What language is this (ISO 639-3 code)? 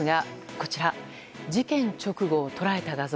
jpn